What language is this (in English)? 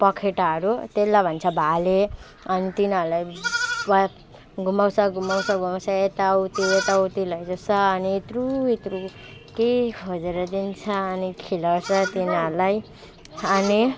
Nepali